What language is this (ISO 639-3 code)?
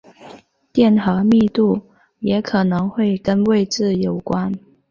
zho